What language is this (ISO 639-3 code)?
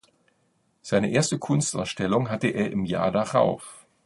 deu